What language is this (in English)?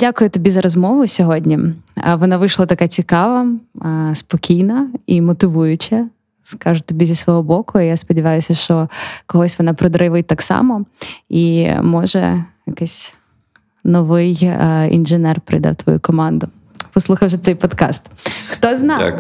Ukrainian